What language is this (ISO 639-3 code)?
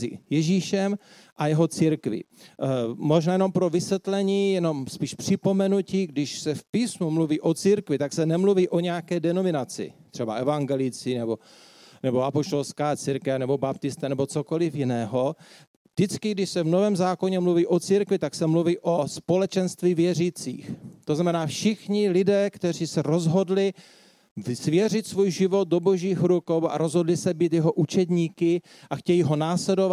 ces